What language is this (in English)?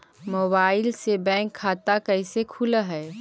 Magahi